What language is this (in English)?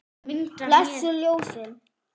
Icelandic